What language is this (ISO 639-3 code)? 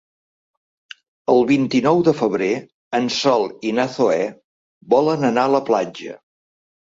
cat